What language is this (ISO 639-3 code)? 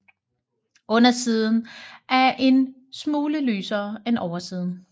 dan